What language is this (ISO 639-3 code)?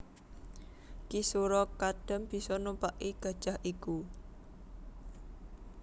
jav